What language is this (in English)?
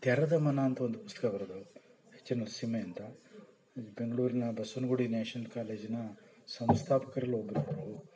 Kannada